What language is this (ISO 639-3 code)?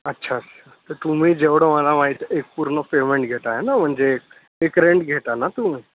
mar